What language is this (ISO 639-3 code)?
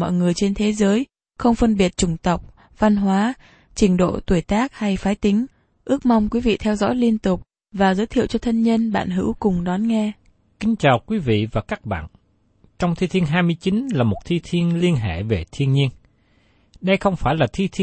vie